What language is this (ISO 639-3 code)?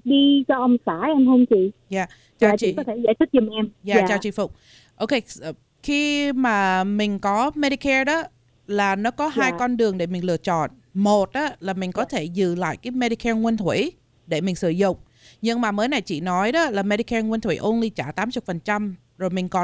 vie